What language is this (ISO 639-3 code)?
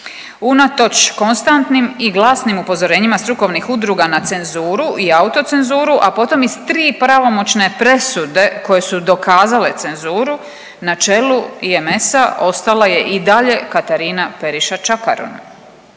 hrv